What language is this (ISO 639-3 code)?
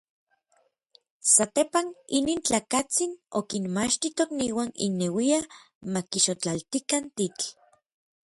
nlv